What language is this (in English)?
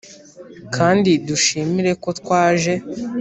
Kinyarwanda